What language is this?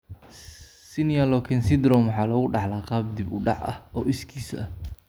Somali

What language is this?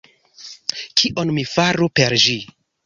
Esperanto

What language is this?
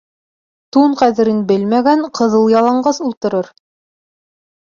Bashkir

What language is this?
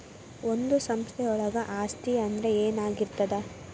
Kannada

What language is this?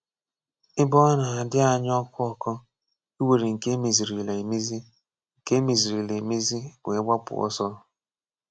Igbo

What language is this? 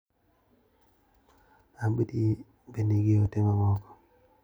Luo (Kenya and Tanzania)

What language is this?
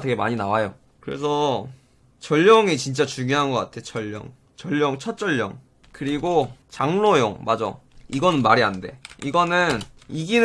Korean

